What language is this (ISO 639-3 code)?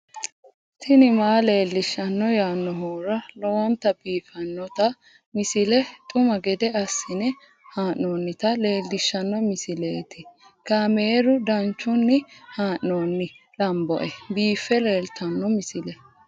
sid